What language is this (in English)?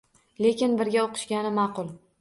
Uzbek